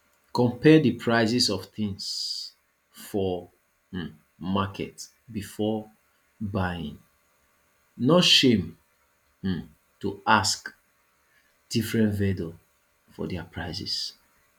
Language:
Nigerian Pidgin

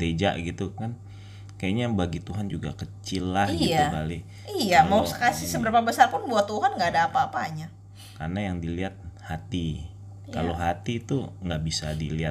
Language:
Indonesian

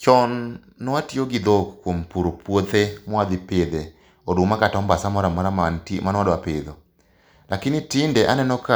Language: Luo (Kenya and Tanzania)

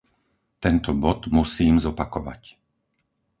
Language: Slovak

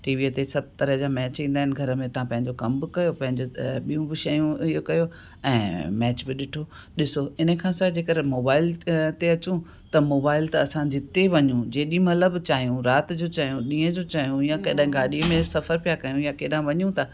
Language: Sindhi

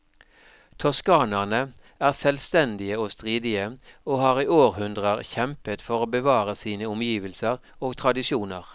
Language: Norwegian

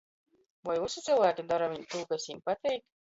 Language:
Latgalian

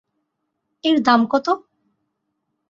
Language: Bangla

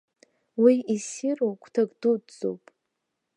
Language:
Abkhazian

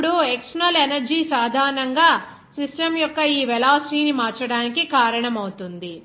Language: Telugu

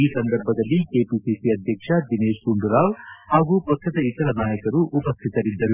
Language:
Kannada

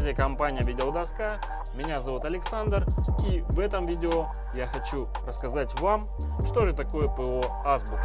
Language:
Russian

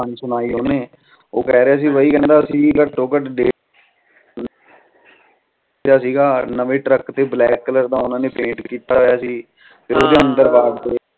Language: Punjabi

